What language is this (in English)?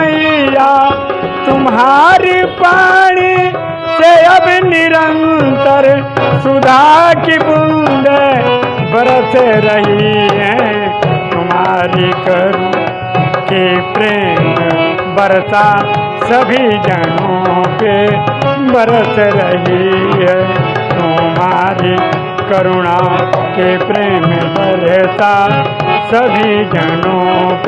Hindi